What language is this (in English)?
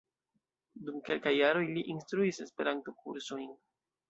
Esperanto